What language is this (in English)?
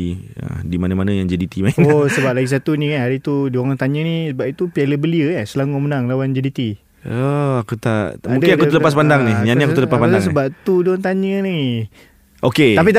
Malay